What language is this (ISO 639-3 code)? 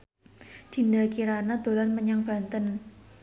jav